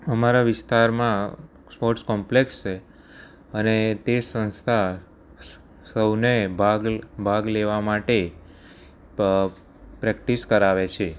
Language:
Gujarati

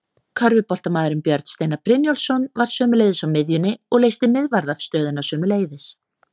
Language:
Icelandic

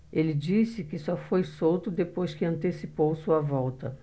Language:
Portuguese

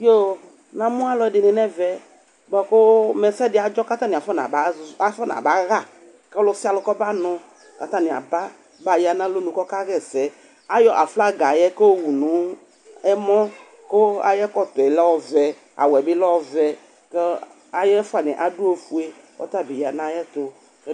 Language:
Ikposo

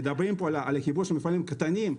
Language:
Hebrew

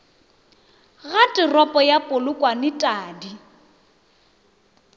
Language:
Northern Sotho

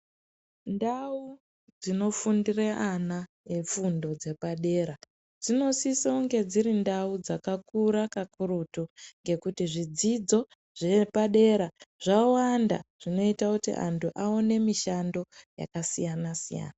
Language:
Ndau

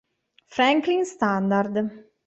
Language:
Italian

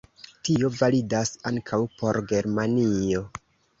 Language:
Esperanto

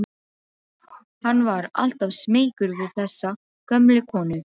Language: Icelandic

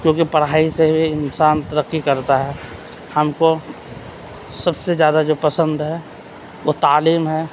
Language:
Urdu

